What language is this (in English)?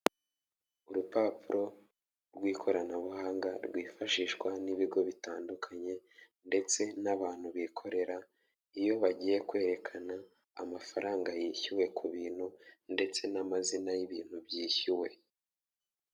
Kinyarwanda